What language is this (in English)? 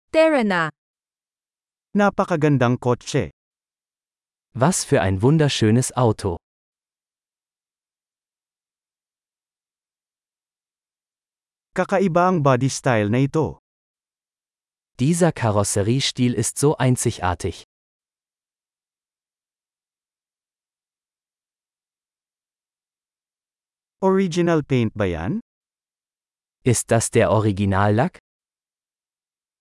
Filipino